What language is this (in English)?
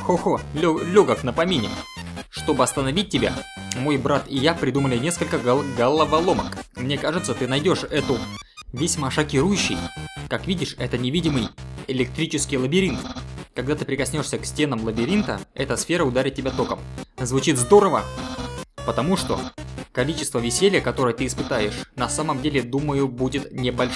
Russian